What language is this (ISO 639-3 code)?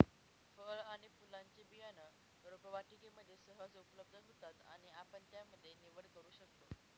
mar